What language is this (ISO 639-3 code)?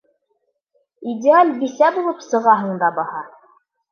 bak